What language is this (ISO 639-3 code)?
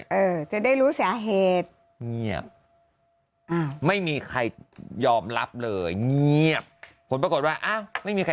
tha